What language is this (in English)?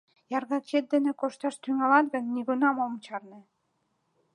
Mari